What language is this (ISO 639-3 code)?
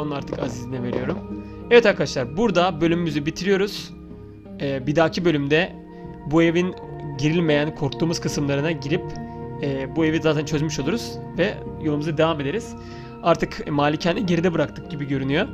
tur